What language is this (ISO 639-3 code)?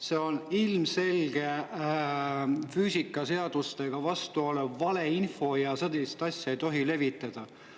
est